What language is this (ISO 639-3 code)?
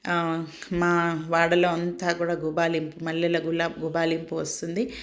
tel